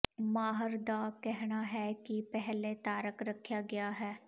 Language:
Punjabi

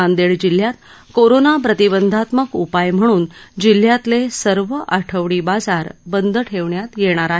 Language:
Marathi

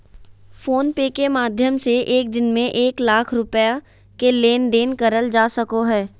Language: Magahi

